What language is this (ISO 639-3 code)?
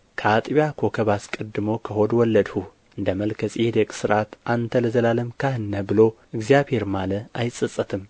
amh